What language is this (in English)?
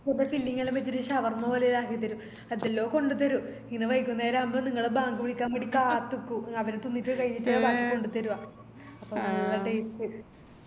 Malayalam